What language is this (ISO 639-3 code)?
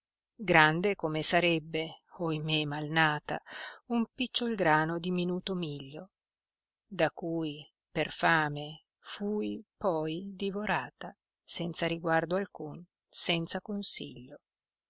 ita